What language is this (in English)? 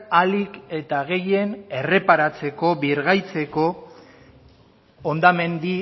Basque